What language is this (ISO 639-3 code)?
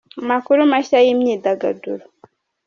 kin